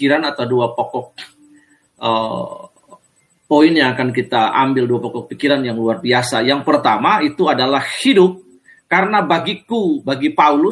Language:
Indonesian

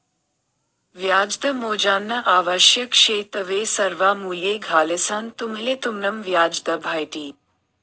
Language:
Marathi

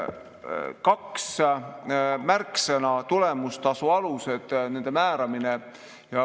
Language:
Estonian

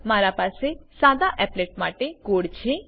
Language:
Gujarati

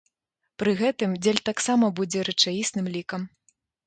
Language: Belarusian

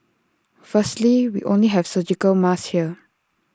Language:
English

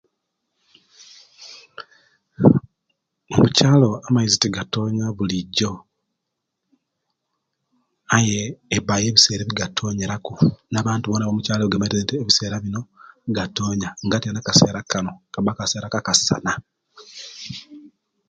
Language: Kenyi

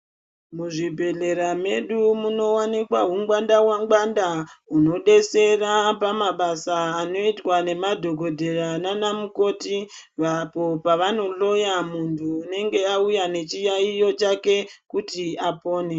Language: Ndau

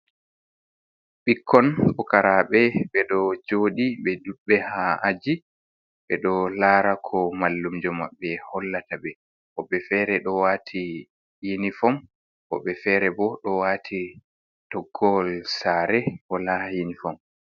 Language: Fula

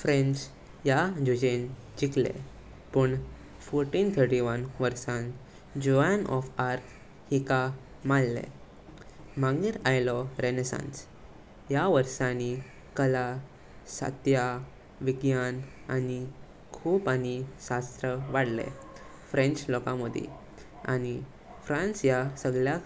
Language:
Konkani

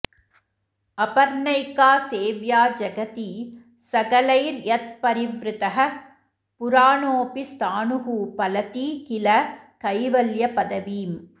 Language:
Sanskrit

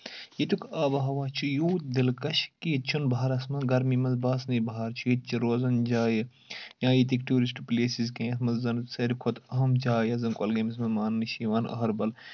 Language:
Kashmiri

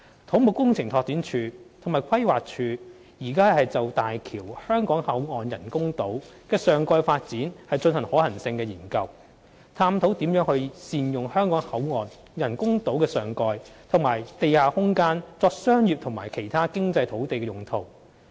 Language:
Cantonese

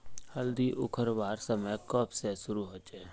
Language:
Magahi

